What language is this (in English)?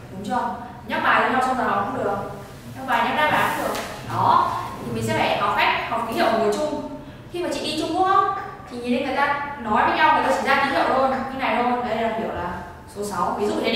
Vietnamese